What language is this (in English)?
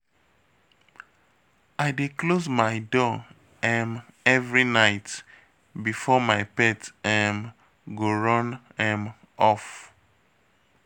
Nigerian Pidgin